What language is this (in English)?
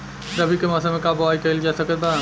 Bhojpuri